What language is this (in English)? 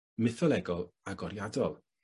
Welsh